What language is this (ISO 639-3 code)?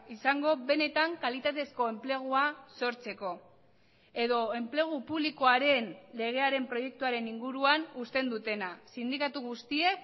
eus